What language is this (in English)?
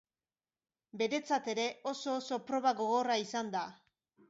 Basque